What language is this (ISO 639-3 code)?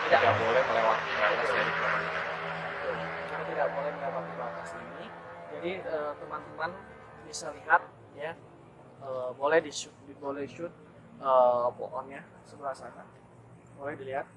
ind